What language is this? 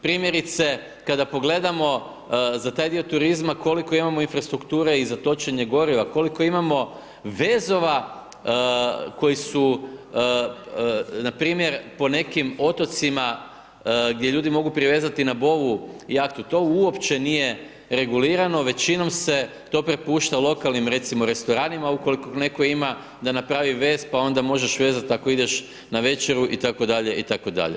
Croatian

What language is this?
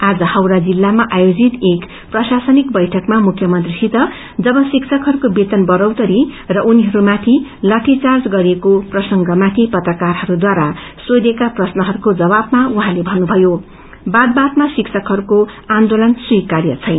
Nepali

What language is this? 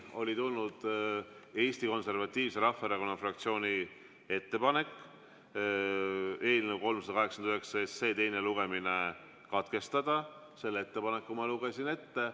Estonian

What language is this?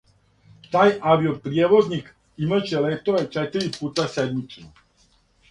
Serbian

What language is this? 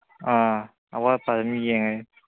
Manipuri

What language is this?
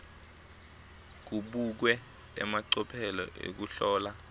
Swati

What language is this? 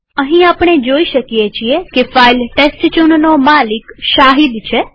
Gujarati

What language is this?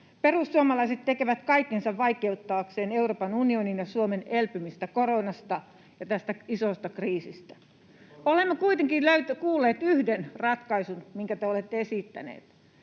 Finnish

